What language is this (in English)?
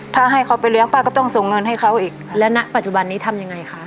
Thai